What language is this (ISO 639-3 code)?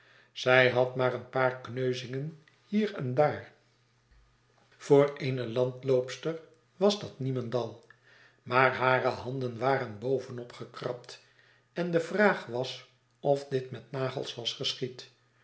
nld